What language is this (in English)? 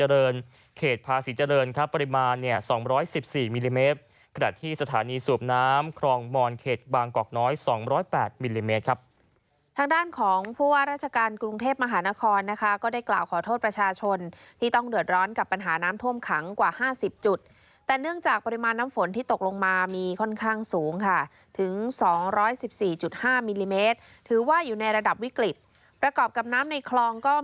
Thai